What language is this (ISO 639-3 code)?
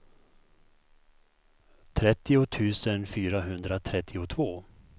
swe